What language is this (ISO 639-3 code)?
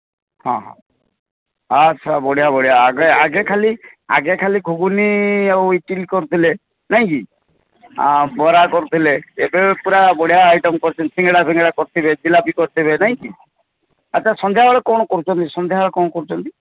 ori